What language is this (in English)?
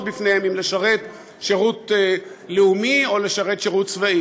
Hebrew